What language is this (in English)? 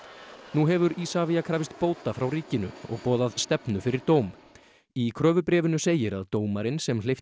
Icelandic